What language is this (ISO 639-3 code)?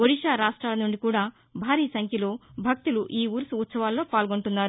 tel